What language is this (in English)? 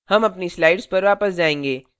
Hindi